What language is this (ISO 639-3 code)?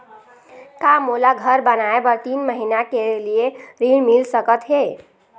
hne